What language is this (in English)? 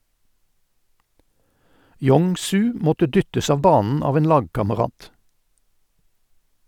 Norwegian